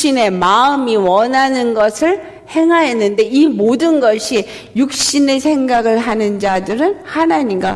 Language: Korean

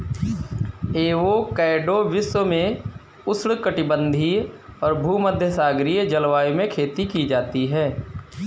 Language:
Hindi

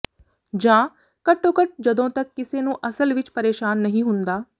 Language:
Punjabi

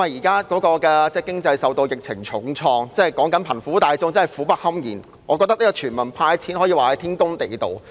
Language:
Cantonese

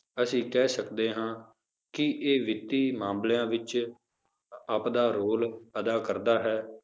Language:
Punjabi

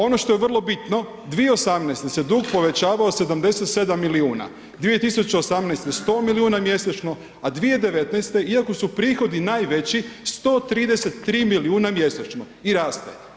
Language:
Croatian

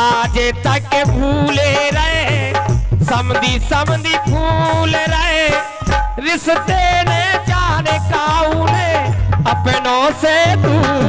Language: Hindi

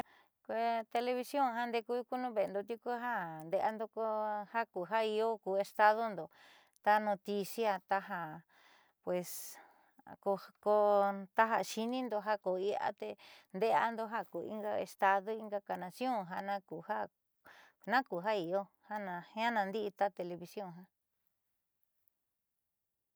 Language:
Southeastern Nochixtlán Mixtec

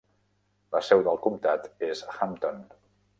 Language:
Catalan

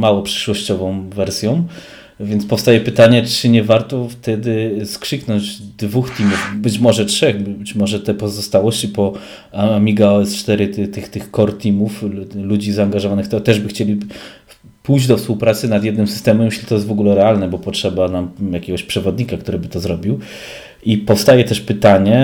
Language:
Polish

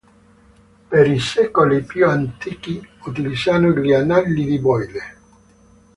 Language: Italian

